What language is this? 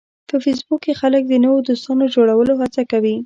Pashto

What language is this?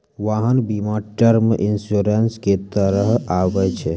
Maithili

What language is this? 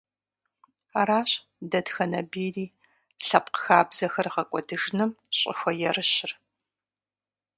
Kabardian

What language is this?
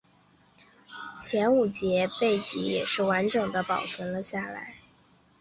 Chinese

